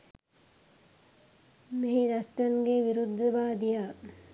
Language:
Sinhala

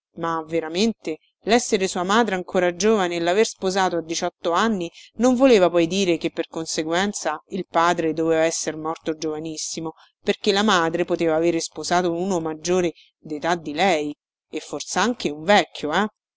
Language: Italian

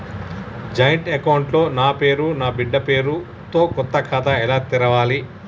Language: Telugu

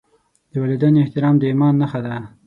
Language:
Pashto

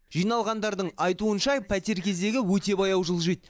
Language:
Kazakh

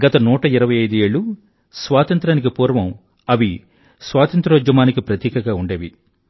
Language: Telugu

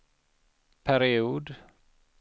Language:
Swedish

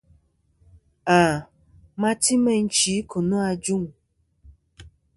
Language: Kom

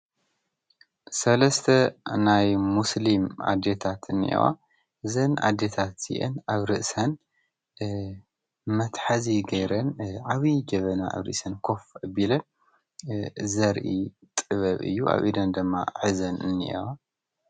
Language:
Tigrinya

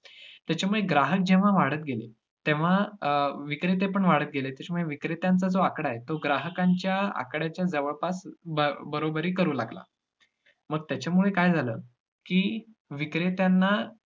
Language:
Marathi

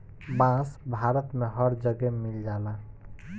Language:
Bhojpuri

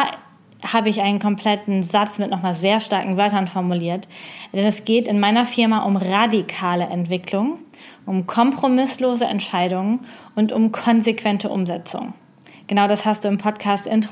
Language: German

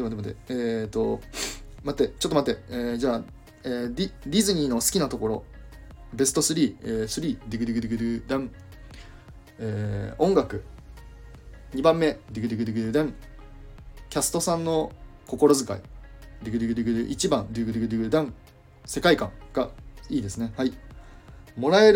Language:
Japanese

